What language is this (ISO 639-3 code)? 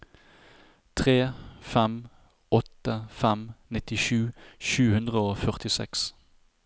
nor